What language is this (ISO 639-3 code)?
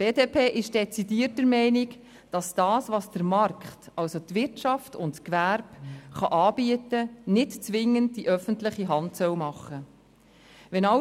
gsw